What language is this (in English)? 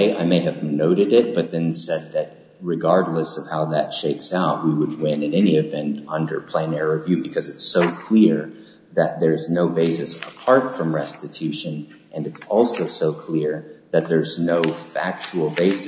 English